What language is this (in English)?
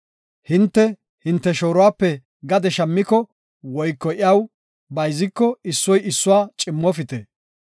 Gofa